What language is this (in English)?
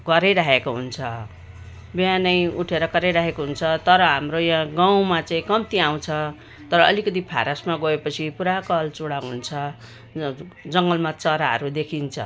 Nepali